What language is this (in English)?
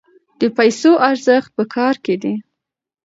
Pashto